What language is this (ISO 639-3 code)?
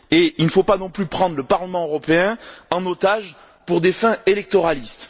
fra